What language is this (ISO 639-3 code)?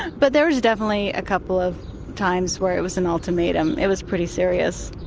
eng